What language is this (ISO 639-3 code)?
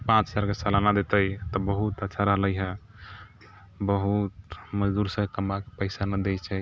mai